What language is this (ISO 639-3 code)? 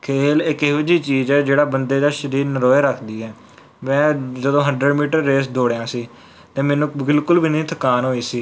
pan